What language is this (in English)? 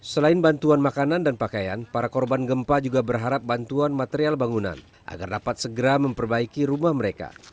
Indonesian